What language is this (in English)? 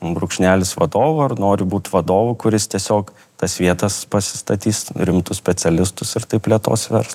Lithuanian